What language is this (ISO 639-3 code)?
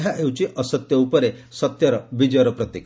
ori